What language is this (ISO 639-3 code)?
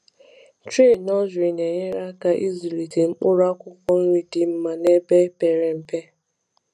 ibo